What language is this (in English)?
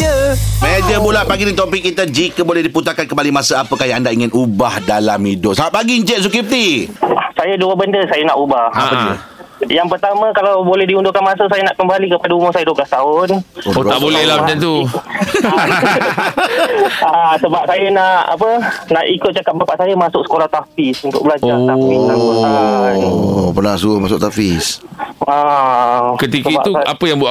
Malay